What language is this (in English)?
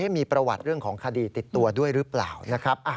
Thai